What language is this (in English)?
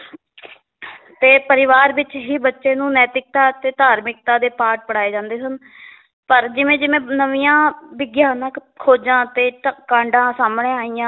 Punjabi